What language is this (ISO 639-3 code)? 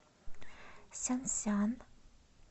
rus